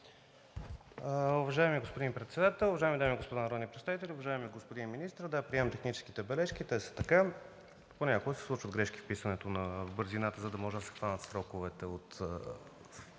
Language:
Bulgarian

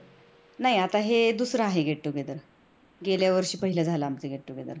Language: Marathi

